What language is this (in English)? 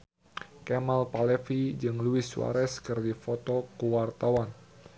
Sundanese